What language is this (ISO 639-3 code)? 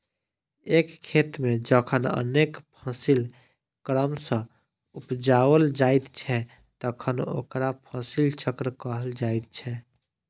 mai